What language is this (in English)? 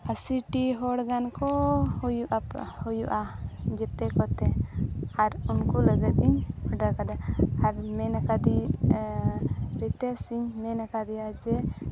Santali